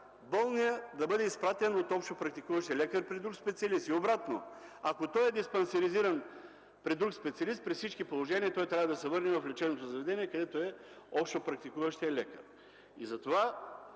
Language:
Bulgarian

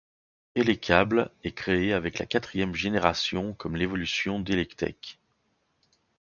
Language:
French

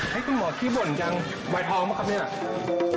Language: Thai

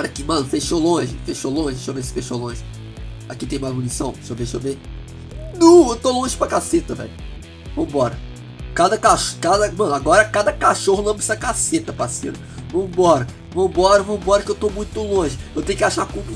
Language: Portuguese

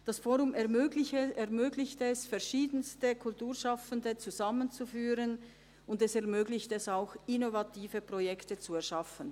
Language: Swiss German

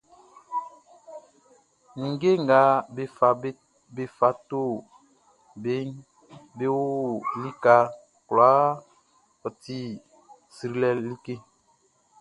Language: Baoulé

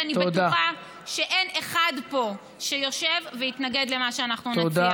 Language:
Hebrew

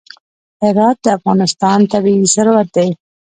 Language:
Pashto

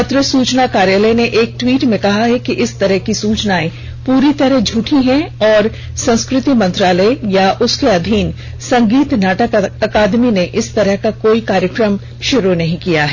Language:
Hindi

